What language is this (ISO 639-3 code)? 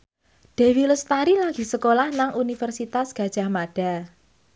jav